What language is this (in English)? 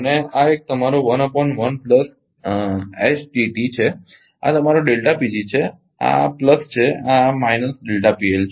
Gujarati